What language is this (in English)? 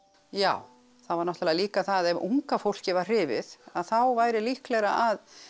Icelandic